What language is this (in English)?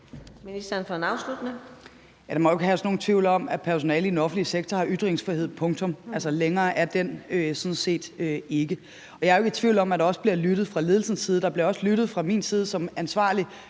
Danish